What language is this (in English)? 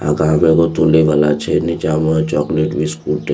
Maithili